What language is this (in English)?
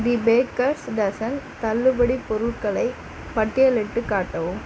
Tamil